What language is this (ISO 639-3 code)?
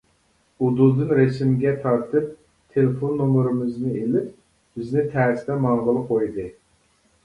uig